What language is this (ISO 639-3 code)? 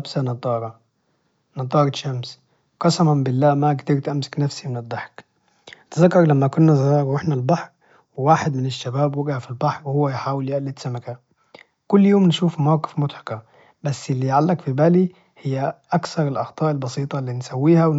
ars